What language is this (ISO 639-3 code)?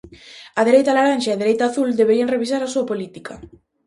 glg